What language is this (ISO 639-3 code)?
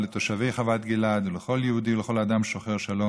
heb